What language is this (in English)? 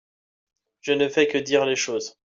French